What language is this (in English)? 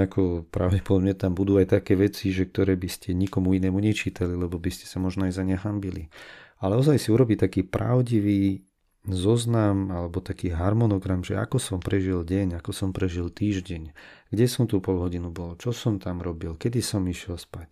Slovak